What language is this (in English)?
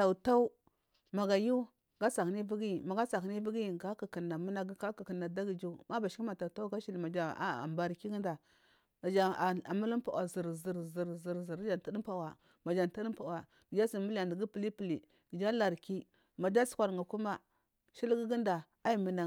Marghi South